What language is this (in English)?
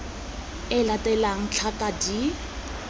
Tswana